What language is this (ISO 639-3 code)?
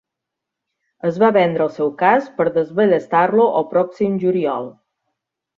cat